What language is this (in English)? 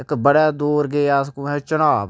Dogri